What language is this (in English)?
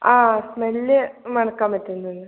Malayalam